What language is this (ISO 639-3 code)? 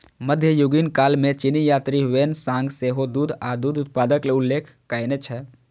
mai